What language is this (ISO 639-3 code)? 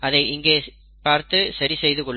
tam